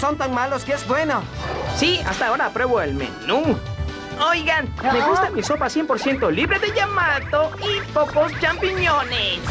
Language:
Spanish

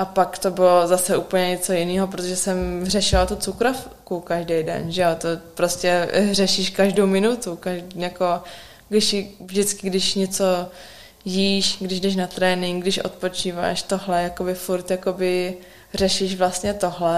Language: Czech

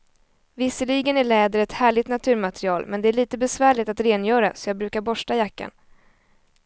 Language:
Swedish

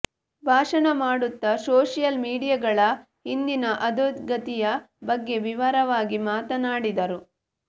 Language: Kannada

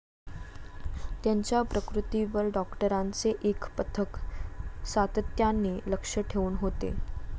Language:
Marathi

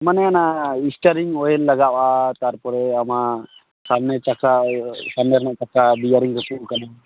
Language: Santali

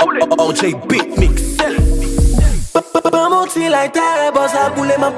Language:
Dutch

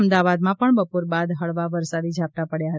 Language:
Gujarati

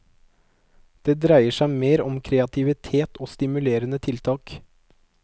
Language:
Norwegian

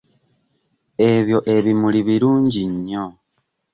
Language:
Ganda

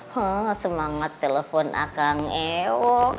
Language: Indonesian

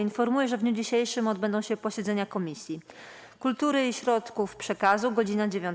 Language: Polish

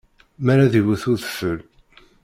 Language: Kabyle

